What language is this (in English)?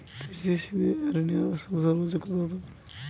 Bangla